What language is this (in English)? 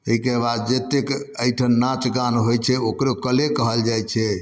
Maithili